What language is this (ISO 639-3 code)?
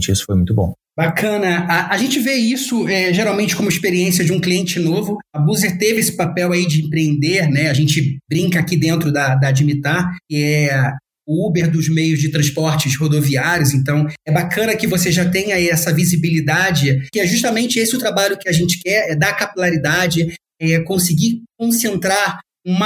por